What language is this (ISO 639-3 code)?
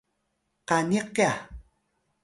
tay